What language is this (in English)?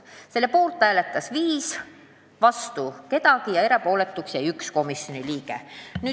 Estonian